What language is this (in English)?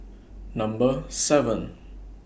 English